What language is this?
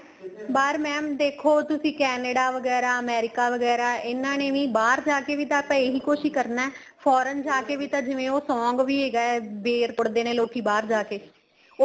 Punjabi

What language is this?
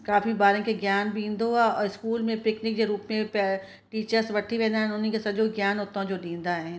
Sindhi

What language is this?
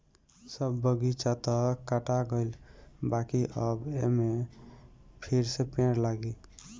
Bhojpuri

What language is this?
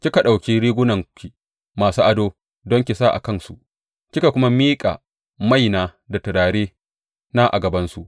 Hausa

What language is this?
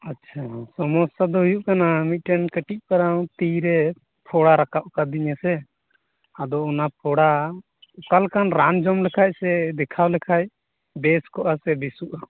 Santali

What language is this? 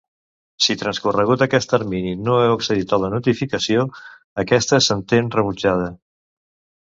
Catalan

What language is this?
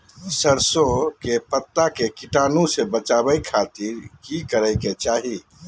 Magahi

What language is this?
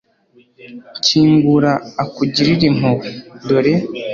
Kinyarwanda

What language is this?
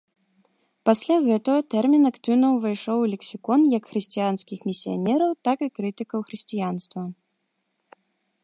Belarusian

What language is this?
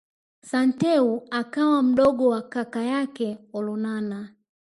Swahili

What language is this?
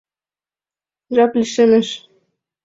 Mari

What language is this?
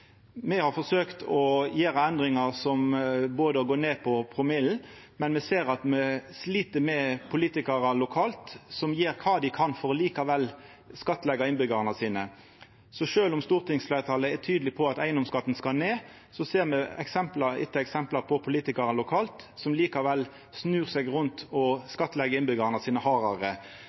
Norwegian Nynorsk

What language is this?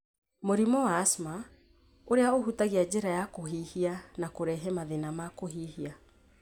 Kikuyu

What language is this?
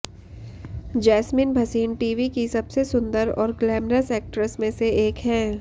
Hindi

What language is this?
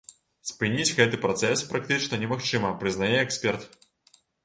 Belarusian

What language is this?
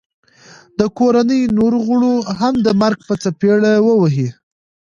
Pashto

